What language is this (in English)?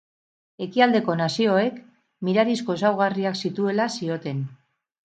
Basque